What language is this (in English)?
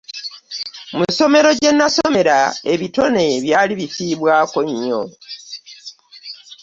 Ganda